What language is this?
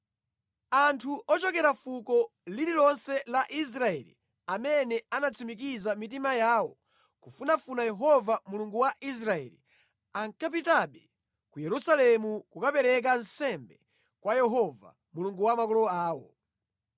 Nyanja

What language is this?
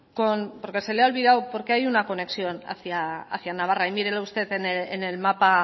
Spanish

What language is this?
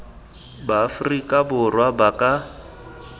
Tswana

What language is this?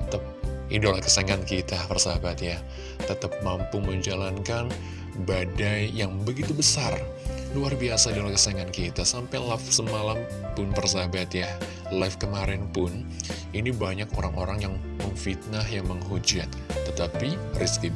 Indonesian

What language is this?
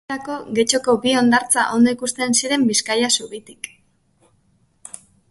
Basque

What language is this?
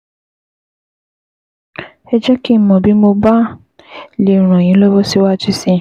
Yoruba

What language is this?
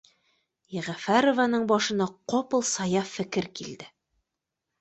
Bashkir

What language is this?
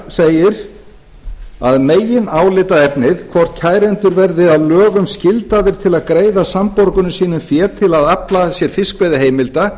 Icelandic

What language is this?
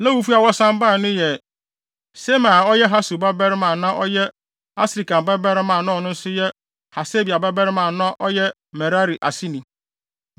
Akan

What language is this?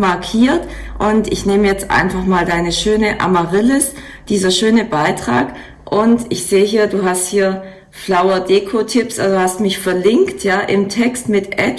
German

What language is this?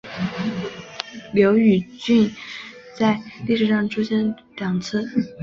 Chinese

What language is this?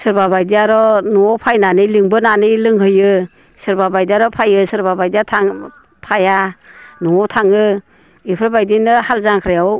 Bodo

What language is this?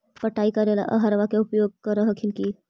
Magahi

